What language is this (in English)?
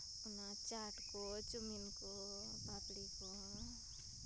Santali